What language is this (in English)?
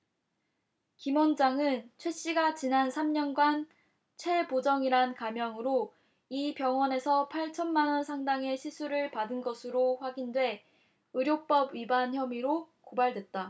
Korean